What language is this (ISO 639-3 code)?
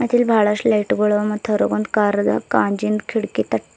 kan